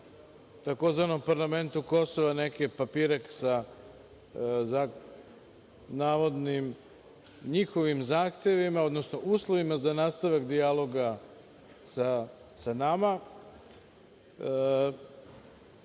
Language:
Serbian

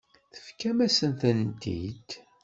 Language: Kabyle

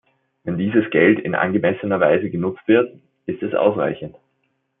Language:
German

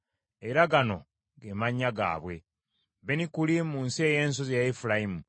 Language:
Ganda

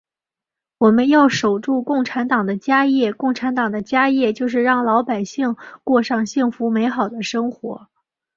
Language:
Chinese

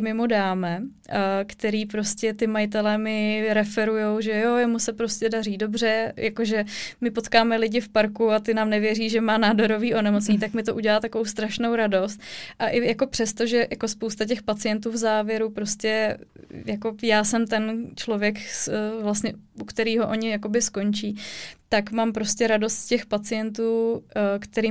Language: Czech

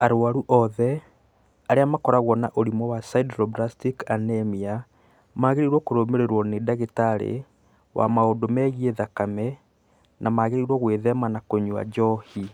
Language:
Kikuyu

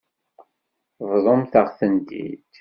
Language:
Kabyle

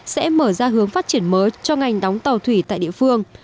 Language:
Vietnamese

